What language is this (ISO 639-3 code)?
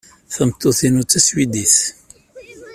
kab